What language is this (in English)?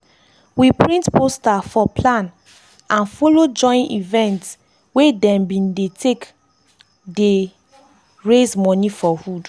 Nigerian Pidgin